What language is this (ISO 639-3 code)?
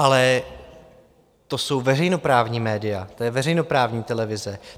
ces